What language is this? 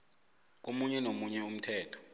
South Ndebele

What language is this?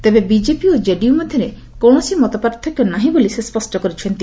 Odia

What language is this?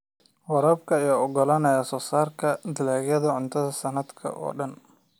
Somali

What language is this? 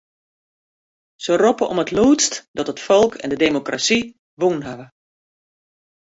Western Frisian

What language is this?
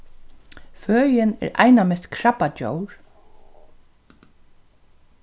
Faroese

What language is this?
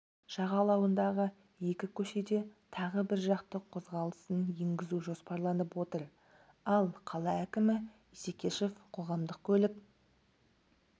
Kazakh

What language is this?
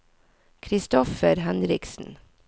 Norwegian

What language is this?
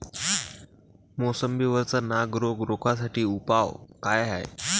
Marathi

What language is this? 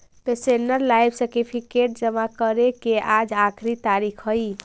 Magahi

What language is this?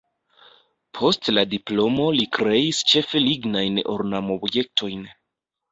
Esperanto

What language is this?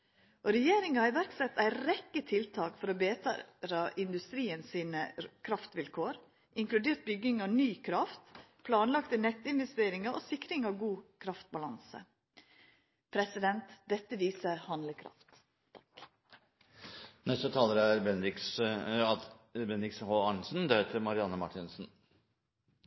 Norwegian Nynorsk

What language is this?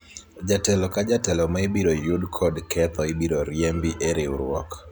Luo (Kenya and Tanzania)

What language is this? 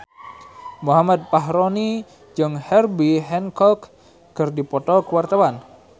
Sundanese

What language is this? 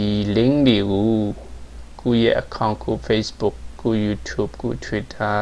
Thai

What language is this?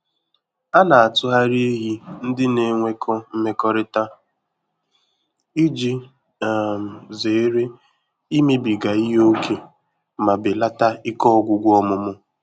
Igbo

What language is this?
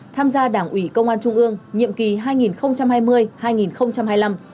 Vietnamese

